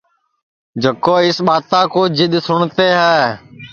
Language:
Sansi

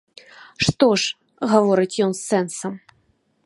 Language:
Belarusian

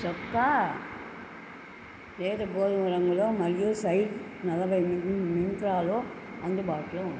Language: Telugu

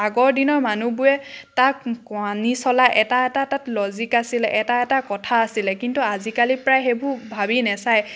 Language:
Assamese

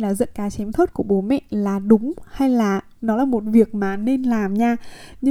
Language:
Vietnamese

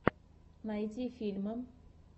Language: Russian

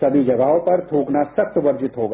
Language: Hindi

